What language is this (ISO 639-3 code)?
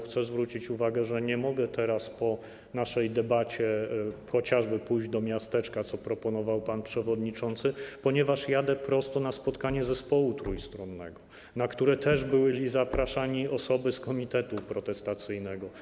pol